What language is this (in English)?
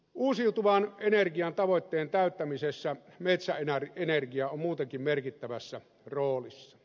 Finnish